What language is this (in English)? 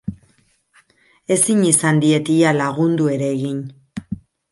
Basque